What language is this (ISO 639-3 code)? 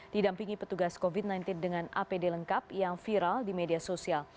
ind